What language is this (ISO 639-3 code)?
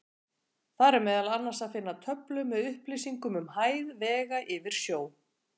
isl